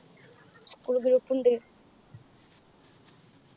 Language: Malayalam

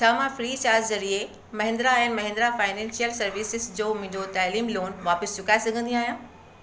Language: Sindhi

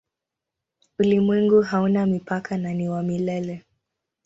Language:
Swahili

